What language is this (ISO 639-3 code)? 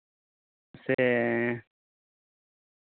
sat